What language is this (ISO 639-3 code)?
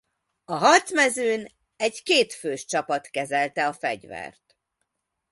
hun